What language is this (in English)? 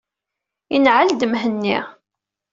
Kabyle